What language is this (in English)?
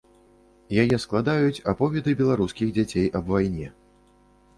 Belarusian